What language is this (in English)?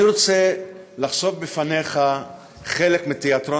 Hebrew